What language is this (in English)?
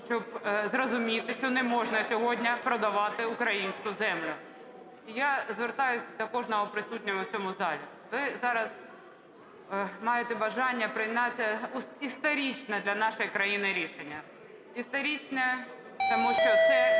Ukrainian